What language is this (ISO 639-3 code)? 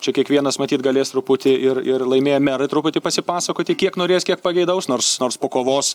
lit